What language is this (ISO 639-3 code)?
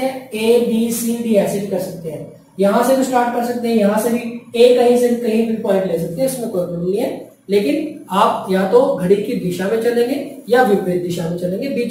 hin